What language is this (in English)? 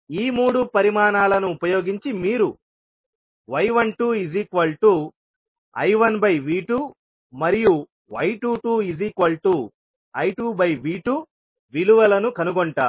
Telugu